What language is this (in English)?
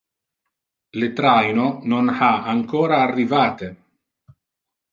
Interlingua